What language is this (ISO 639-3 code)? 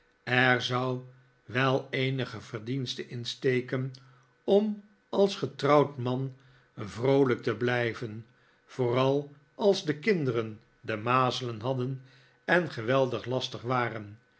nld